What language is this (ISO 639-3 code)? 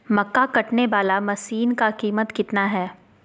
mag